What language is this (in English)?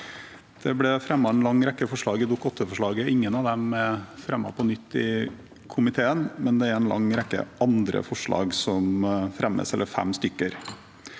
Norwegian